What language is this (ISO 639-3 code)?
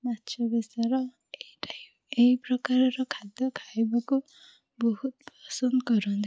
ori